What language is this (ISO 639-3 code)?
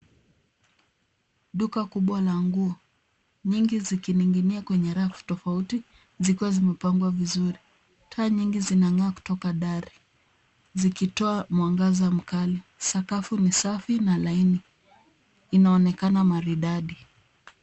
swa